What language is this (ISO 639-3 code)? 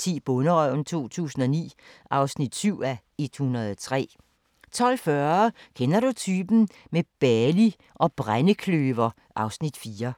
dan